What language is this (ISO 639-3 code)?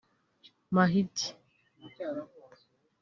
kin